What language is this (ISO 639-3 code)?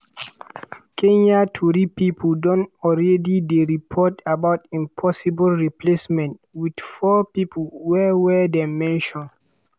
pcm